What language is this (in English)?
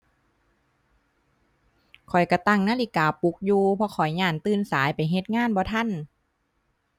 Thai